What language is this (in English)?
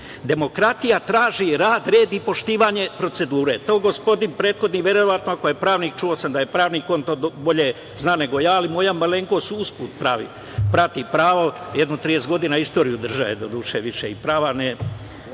Serbian